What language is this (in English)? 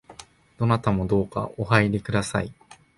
Japanese